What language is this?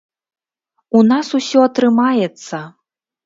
Belarusian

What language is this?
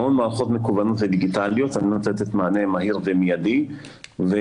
Hebrew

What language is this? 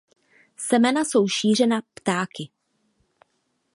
Czech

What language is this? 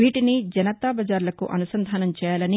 Telugu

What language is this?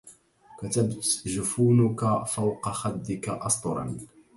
Arabic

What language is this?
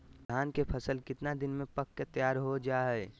Magahi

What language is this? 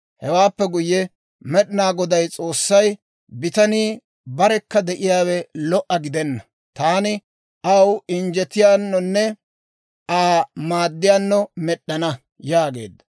Dawro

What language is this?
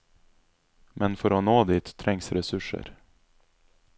Norwegian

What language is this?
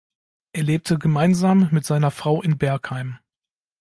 German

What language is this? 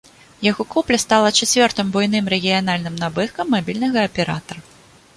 Belarusian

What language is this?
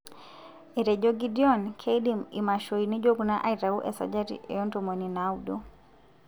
Masai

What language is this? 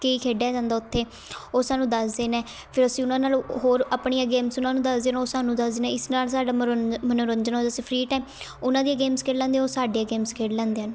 Punjabi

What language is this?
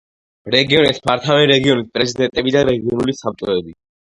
Georgian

